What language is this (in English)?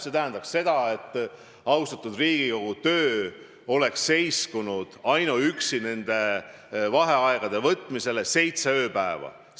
Estonian